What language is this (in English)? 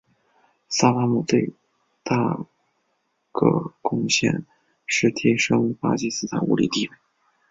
Chinese